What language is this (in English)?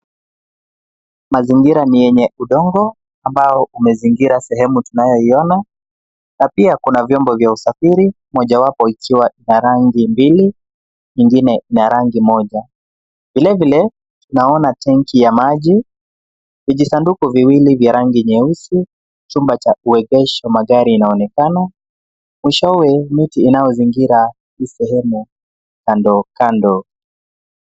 Swahili